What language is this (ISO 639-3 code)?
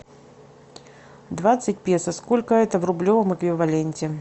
rus